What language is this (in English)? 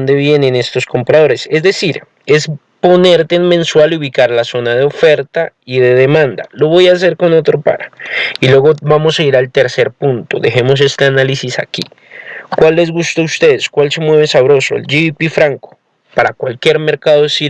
Spanish